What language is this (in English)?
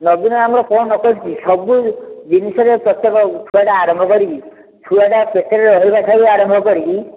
Odia